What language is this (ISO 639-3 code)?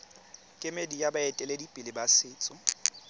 tsn